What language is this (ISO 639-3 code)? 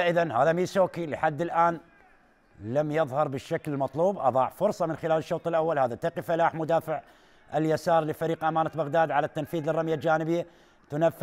ara